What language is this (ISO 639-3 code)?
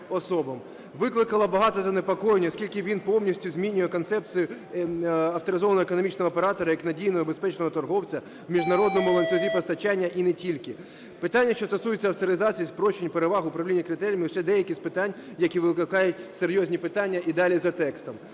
ukr